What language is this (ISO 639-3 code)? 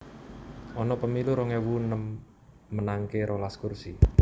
jav